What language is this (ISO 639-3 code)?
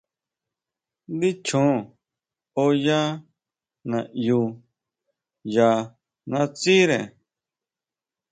mau